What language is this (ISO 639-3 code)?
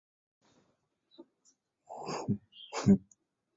zho